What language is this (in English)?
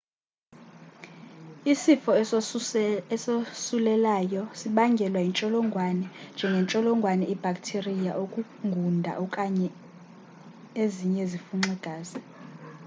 Xhosa